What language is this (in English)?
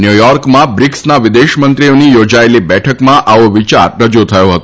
Gujarati